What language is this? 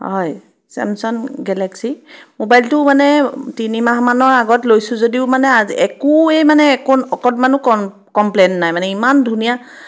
Assamese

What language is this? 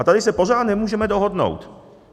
Czech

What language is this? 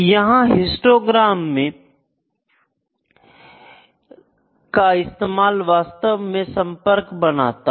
Hindi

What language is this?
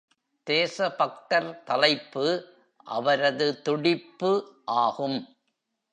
Tamil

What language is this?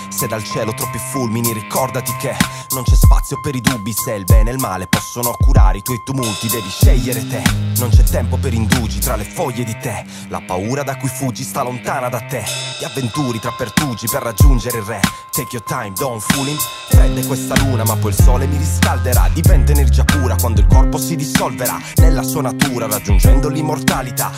Italian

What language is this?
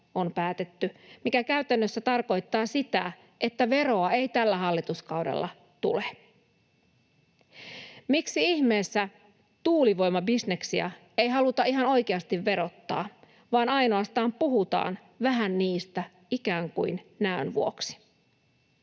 Finnish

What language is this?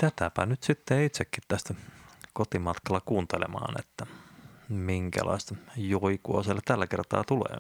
Finnish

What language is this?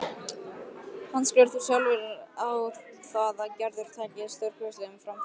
Icelandic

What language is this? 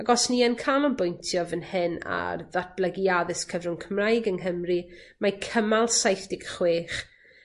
Welsh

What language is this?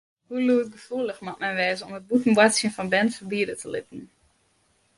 Western Frisian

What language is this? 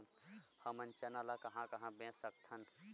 Chhattisgarhi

